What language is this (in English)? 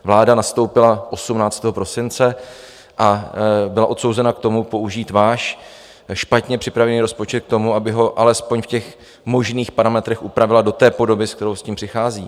Czech